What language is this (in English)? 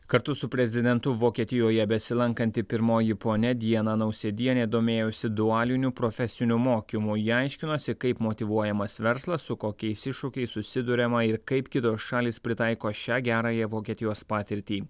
Lithuanian